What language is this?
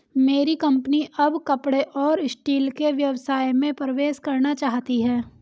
Hindi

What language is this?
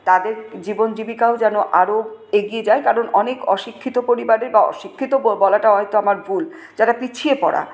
Bangla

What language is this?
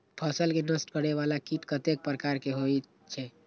Maithili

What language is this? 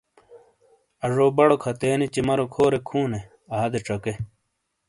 Shina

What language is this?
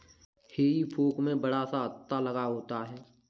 Hindi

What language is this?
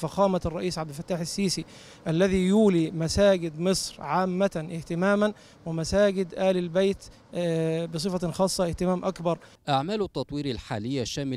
Arabic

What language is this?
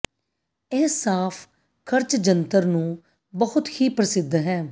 Punjabi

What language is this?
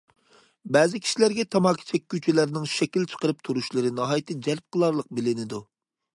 Uyghur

